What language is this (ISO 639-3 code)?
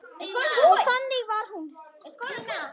isl